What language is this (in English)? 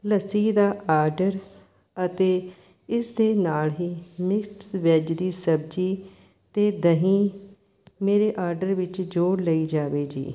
Punjabi